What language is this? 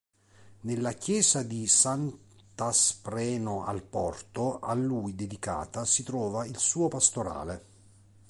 Italian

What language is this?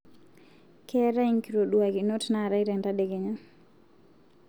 Masai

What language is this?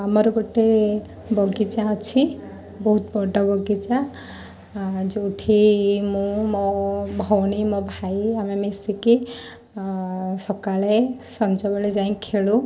Odia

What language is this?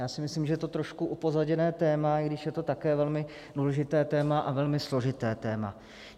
Czech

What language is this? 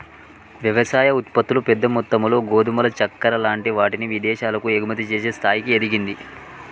Telugu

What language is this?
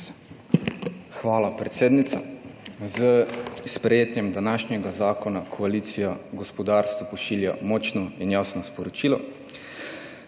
Slovenian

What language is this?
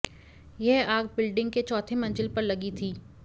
Hindi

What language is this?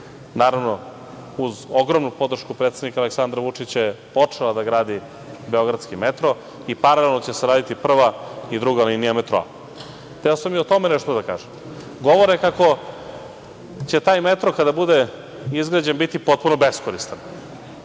Serbian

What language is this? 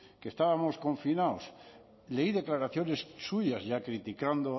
Spanish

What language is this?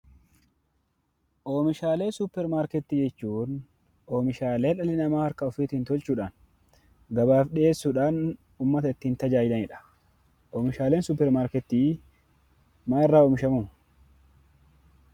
Oromo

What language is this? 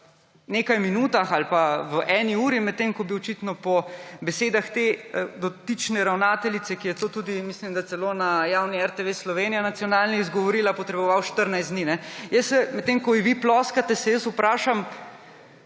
Slovenian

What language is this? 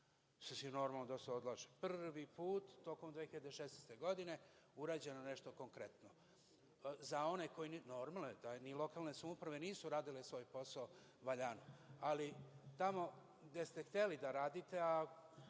Serbian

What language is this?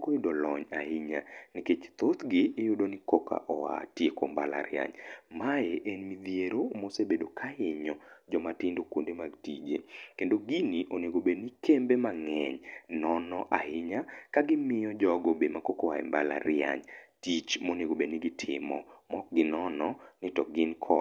Luo (Kenya and Tanzania)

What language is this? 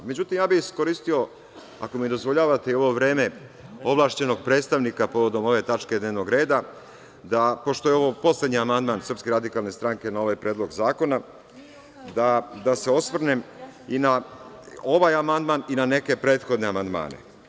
Serbian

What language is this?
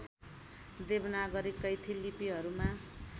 Nepali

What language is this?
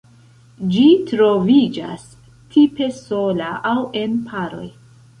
Esperanto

